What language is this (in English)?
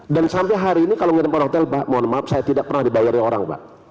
Indonesian